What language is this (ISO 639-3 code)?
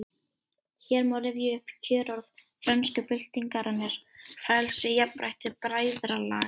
isl